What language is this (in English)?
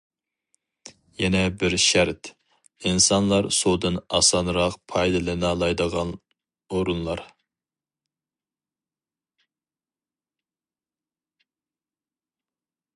Uyghur